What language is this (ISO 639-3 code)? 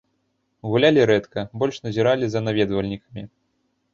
bel